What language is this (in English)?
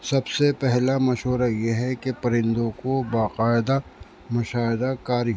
Urdu